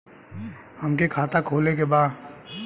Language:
Bhojpuri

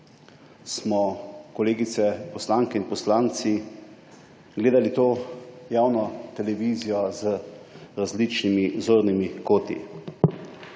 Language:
Slovenian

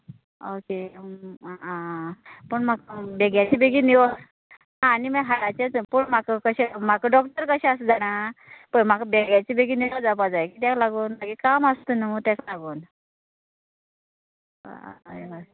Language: Konkani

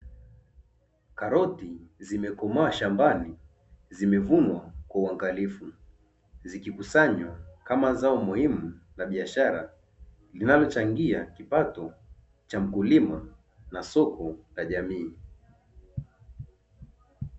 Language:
Swahili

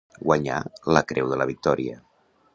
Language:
Catalan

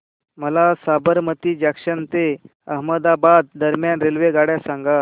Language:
Marathi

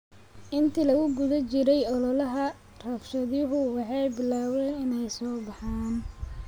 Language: Somali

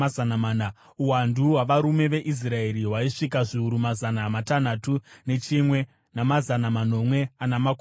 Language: Shona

